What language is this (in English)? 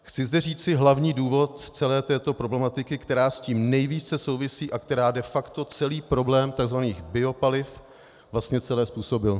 Czech